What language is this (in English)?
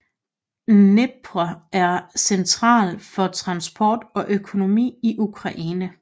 Danish